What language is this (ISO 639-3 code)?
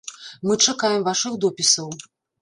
bel